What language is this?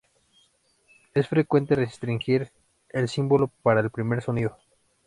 Spanish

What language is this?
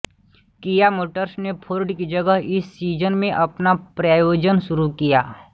Hindi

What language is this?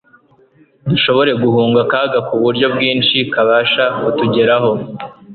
Kinyarwanda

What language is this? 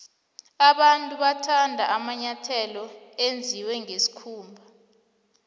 South Ndebele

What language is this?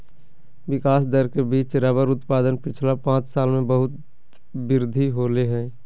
Magahi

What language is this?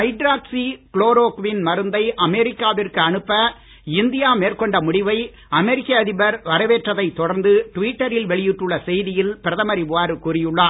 Tamil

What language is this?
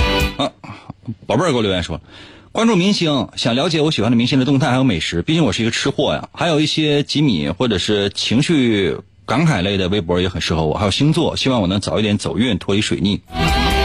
Chinese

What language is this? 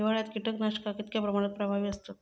Marathi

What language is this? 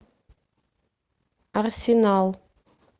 Russian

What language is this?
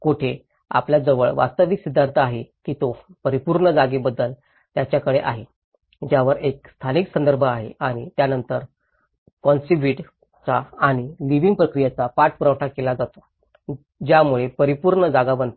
Marathi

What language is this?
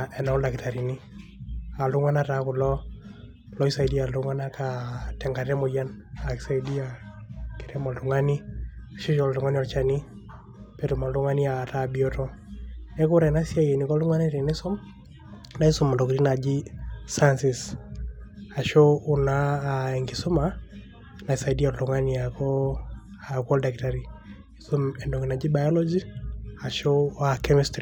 Masai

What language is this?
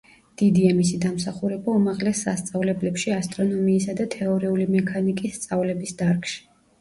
Georgian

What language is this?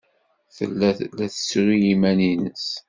Kabyle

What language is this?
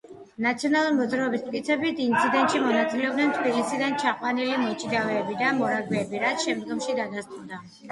Georgian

